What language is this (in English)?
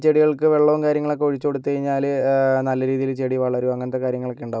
Malayalam